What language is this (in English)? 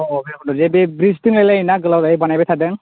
Bodo